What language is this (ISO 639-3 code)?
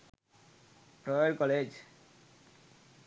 sin